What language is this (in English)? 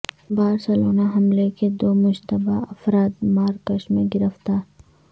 Urdu